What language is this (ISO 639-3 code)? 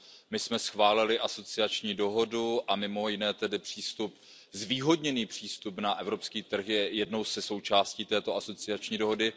ces